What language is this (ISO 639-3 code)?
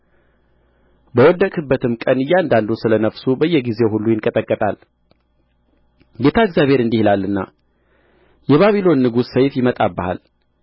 amh